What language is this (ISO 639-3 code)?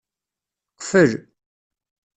kab